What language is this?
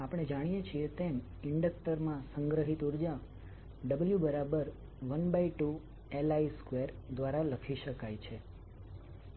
Gujarati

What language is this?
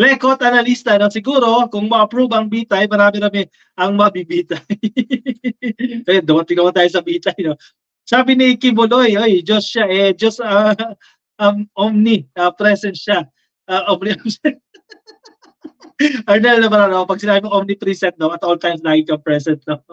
Filipino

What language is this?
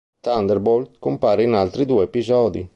Italian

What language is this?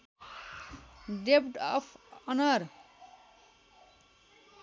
Nepali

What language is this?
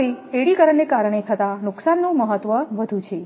Gujarati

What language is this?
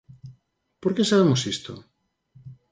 Galician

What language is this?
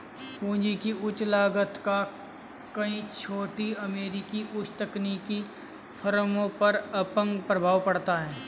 Hindi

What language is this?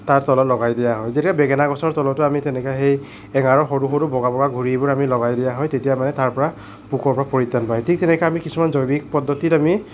Assamese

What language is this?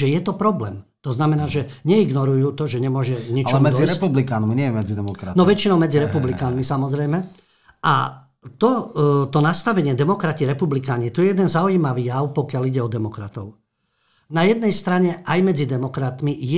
Slovak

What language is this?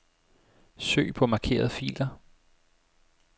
Danish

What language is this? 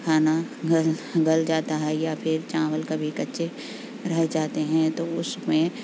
Urdu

